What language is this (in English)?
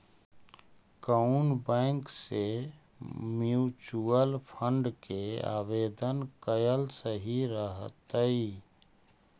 Magahi